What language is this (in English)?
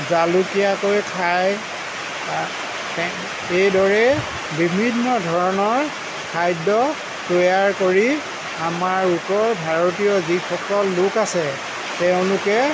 Assamese